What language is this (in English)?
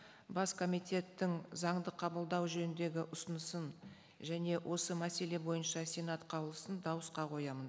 Kazakh